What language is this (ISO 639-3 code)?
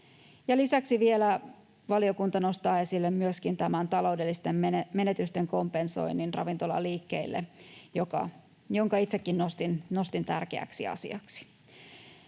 fin